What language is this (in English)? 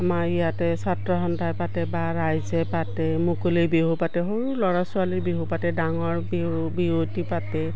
Assamese